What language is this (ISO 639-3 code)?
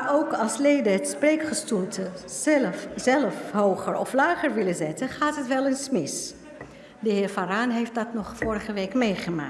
nld